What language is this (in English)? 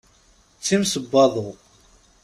Kabyle